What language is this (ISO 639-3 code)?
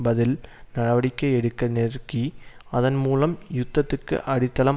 tam